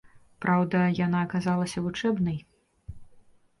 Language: Belarusian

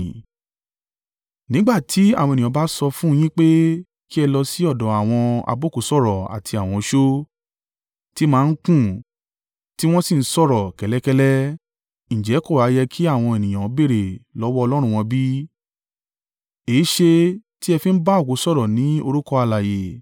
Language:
Yoruba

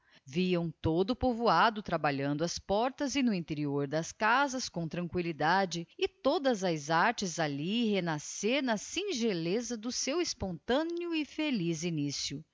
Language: Portuguese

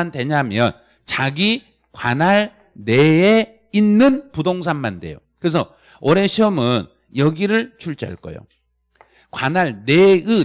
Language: Korean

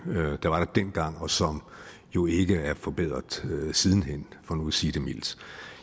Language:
Danish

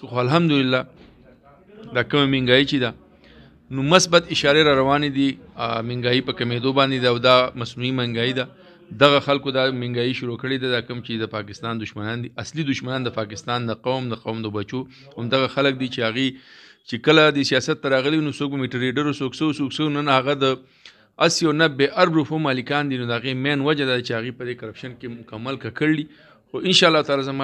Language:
Indonesian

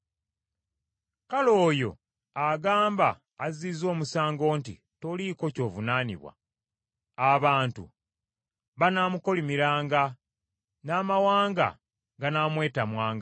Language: Ganda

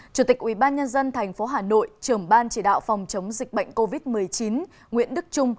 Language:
Vietnamese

